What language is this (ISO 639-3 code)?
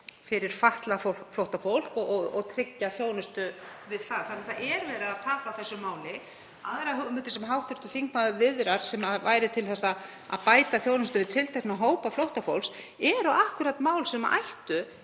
isl